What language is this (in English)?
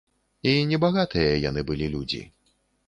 Belarusian